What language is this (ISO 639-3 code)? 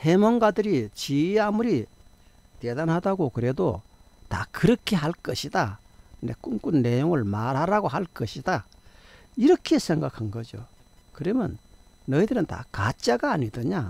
kor